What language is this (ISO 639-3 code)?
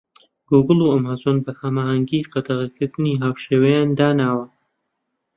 ckb